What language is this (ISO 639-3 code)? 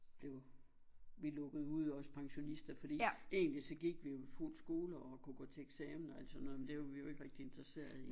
dan